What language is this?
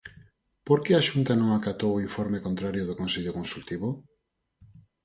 Galician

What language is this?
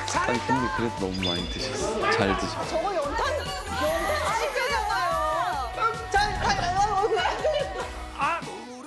Korean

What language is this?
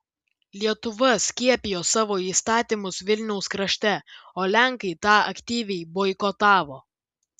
Lithuanian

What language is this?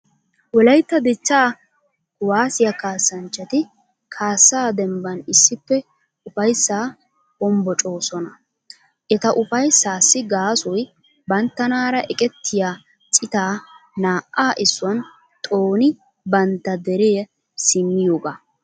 Wolaytta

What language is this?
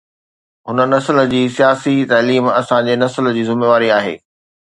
Sindhi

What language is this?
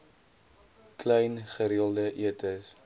Afrikaans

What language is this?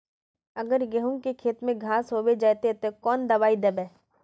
Magahi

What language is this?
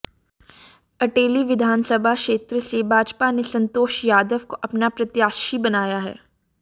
Hindi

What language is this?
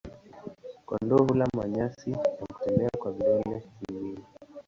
Swahili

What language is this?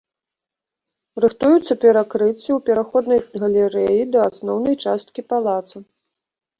Belarusian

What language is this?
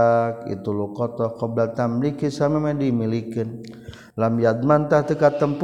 Malay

